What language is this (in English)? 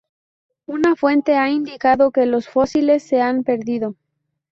Spanish